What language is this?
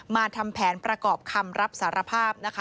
Thai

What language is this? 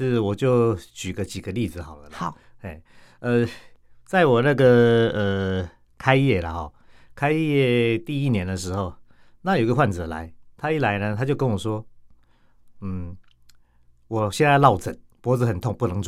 Chinese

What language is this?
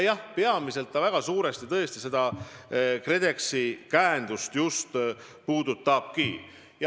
Estonian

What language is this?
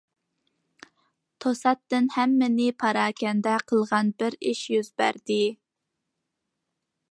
Uyghur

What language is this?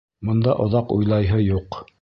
Bashkir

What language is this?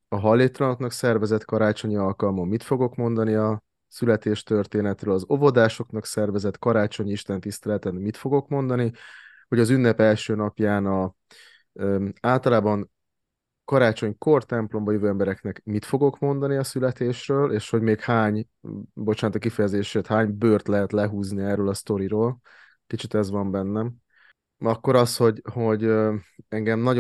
Hungarian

